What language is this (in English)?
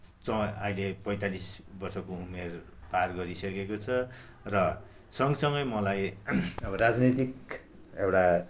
Nepali